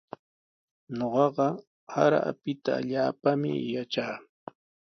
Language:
Sihuas Ancash Quechua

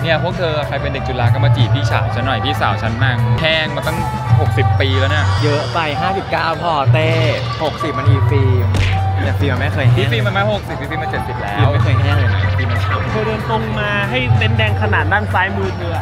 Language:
Thai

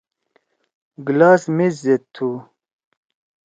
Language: Torwali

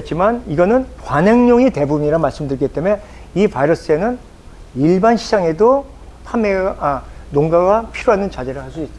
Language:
Korean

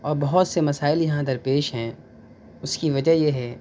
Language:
Urdu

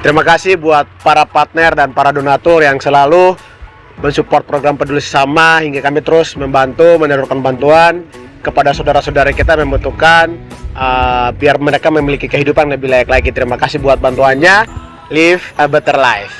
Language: Indonesian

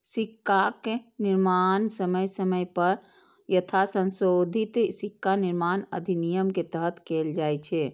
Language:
Maithili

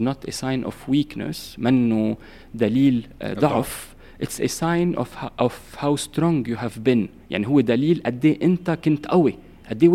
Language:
Arabic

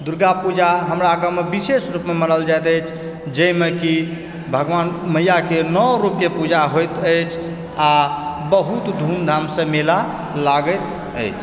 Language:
Maithili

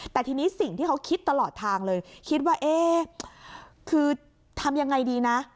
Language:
Thai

